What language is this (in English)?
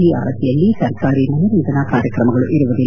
Kannada